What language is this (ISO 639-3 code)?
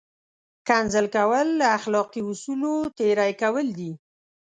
pus